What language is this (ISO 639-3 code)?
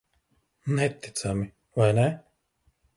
lav